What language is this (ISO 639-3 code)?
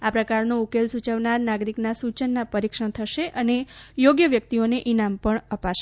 guj